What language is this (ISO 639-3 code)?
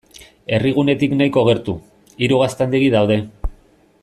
eus